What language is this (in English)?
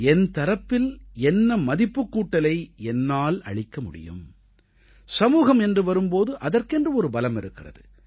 Tamil